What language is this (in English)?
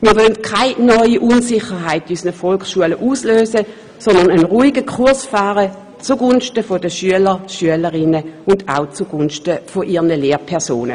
Swiss German